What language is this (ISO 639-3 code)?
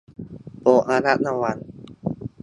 tha